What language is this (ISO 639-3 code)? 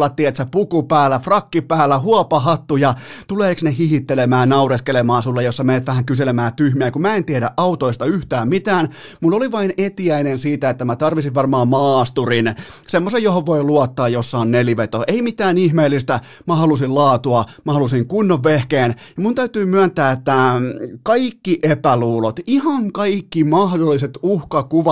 fin